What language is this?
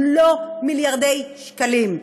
Hebrew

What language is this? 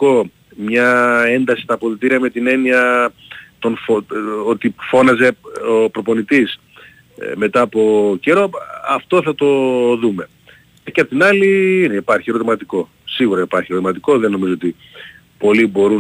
Greek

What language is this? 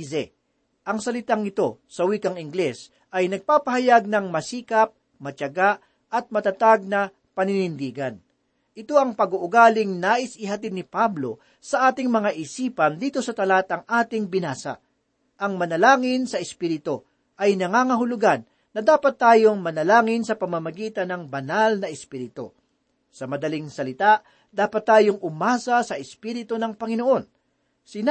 Filipino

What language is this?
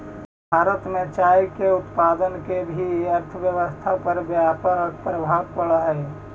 Magahi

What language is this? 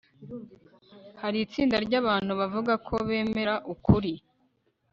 Kinyarwanda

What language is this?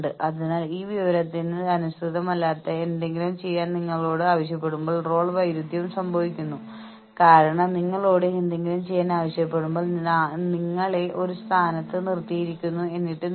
Malayalam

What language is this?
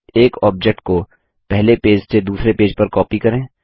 Hindi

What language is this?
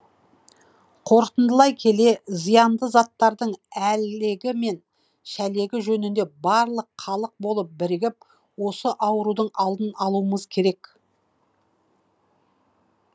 Kazakh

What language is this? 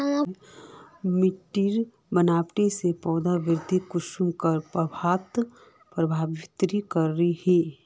Magahi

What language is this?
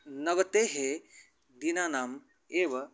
Sanskrit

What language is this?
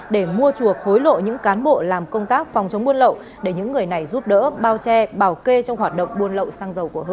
Vietnamese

